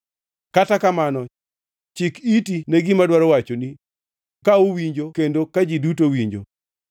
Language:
Luo (Kenya and Tanzania)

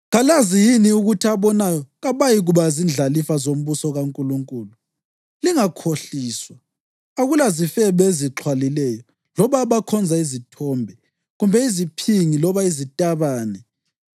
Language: North Ndebele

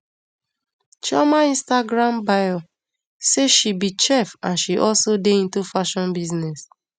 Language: Nigerian Pidgin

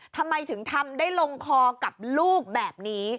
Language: Thai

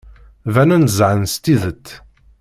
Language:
Kabyle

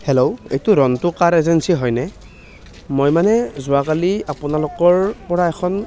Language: Assamese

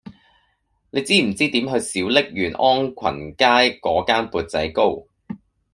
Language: Cantonese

